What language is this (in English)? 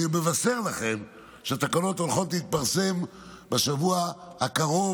Hebrew